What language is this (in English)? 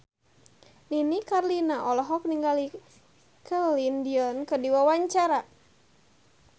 Sundanese